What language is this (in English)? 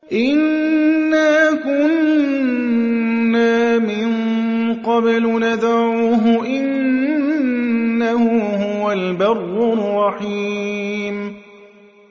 Arabic